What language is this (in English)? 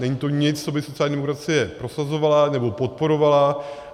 Czech